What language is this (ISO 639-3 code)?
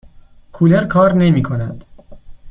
fas